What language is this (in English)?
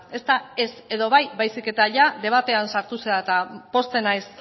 Basque